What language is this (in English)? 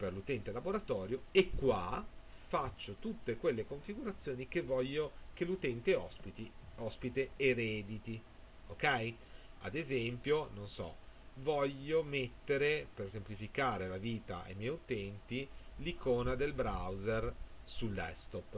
Italian